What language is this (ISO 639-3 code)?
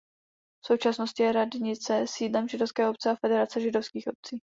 ces